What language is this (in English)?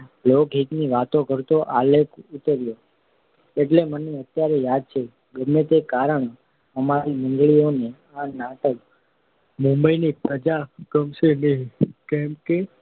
Gujarati